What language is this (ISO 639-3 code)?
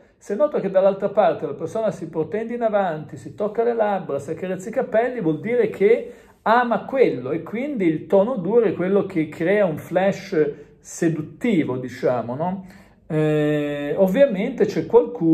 ita